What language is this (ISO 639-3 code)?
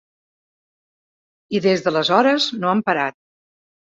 cat